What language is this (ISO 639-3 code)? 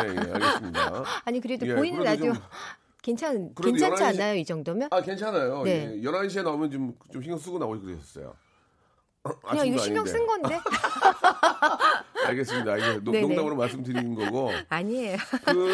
kor